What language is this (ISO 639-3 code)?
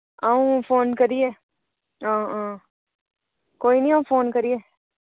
doi